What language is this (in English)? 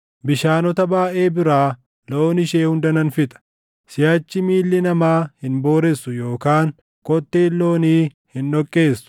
Oromo